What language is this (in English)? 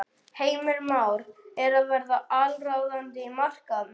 Icelandic